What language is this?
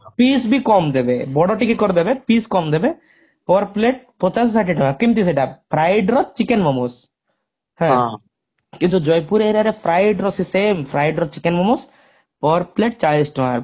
Odia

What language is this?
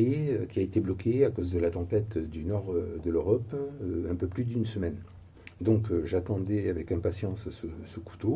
French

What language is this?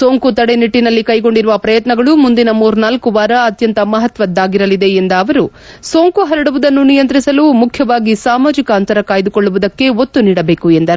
Kannada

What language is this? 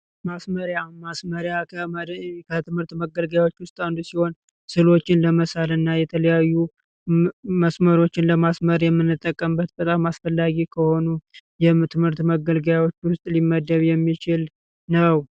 Amharic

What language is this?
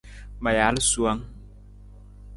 Nawdm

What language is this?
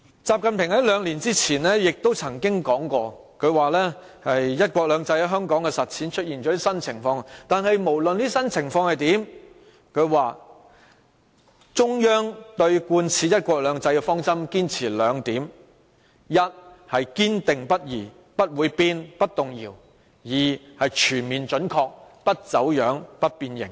Cantonese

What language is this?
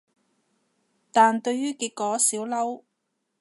Cantonese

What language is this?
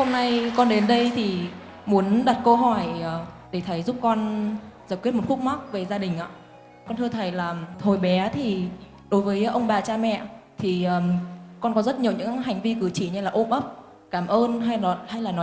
Vietnamese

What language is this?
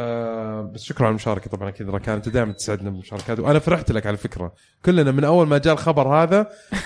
Arabic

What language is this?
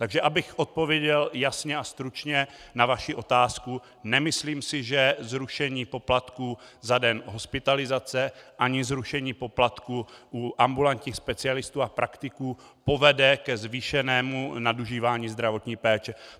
Czech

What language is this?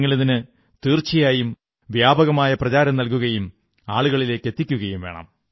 Malayalam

